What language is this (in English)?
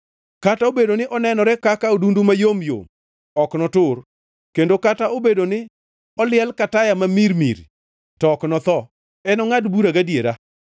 Luo (Kenya and Tanzania)